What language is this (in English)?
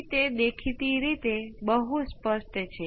Gujarati